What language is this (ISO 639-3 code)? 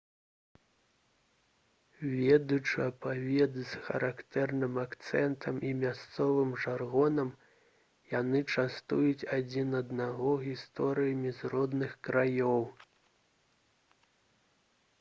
bel